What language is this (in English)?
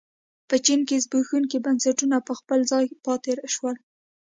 Pashto